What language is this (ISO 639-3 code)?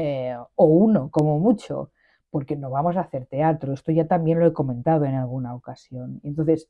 spa